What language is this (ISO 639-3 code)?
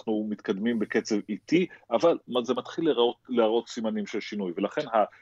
heb